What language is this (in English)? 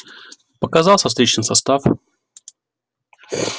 Russian